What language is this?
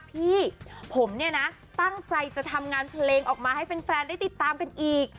Thai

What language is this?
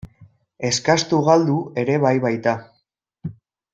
Basque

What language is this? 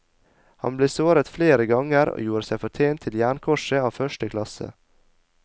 Norwegian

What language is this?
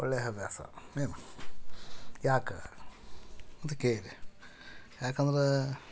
Kannada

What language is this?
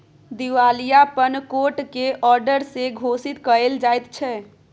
Maithili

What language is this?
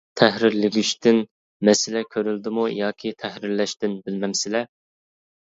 Uyghur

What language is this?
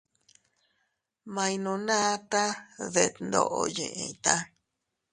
Teutila Cuicatec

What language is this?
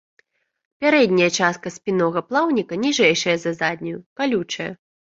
Belarusian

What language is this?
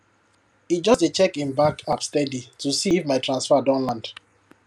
Nigerian Pidgin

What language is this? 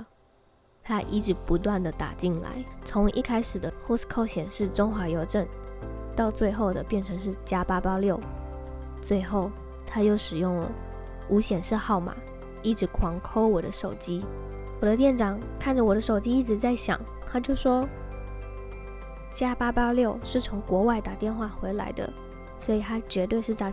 Chinese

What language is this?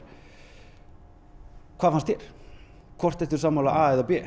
Icelandic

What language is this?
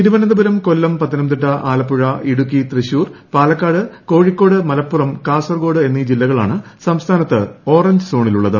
Malayalam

